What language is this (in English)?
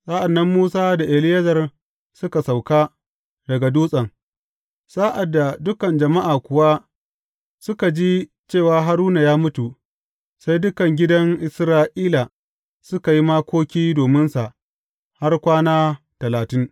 Hausa